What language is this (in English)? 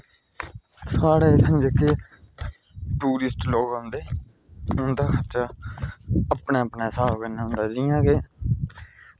Dogri